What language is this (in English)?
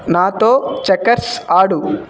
Telugu